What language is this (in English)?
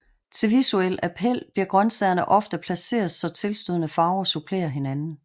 Danish